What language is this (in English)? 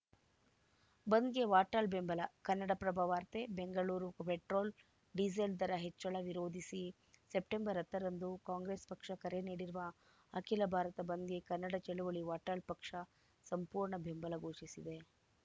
Kannada